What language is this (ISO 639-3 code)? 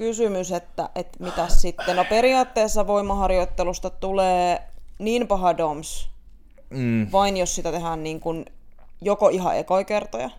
fin